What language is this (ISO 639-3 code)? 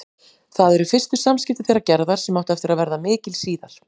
isl